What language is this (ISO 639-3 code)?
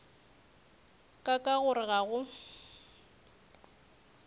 nso